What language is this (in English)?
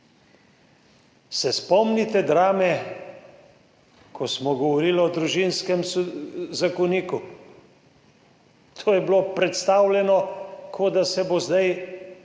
Slovenian